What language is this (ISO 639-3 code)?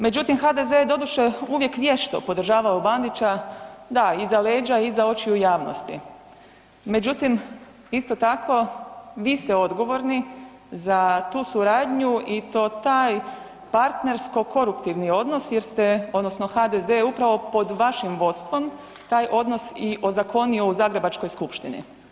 hrv